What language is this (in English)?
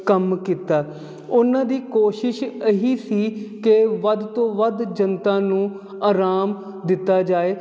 Punjabi